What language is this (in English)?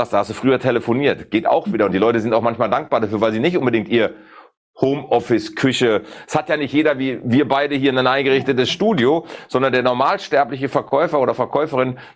German